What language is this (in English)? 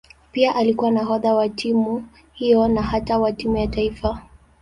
Swahili